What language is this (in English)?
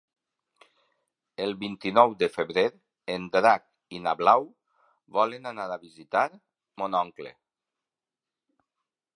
Catalan